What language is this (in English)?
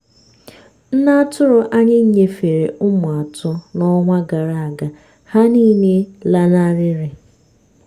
Igbo